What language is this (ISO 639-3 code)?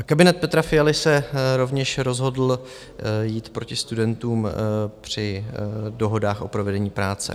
ces